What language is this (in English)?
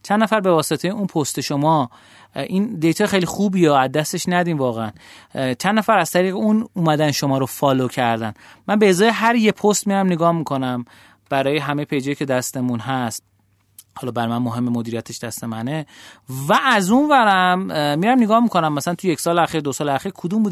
Persian